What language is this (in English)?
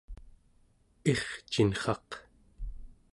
Central Yupik